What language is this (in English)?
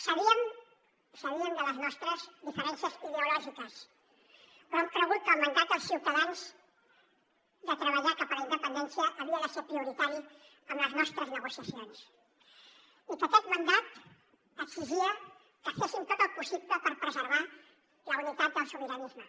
Catalan